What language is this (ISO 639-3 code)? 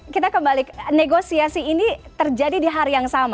ind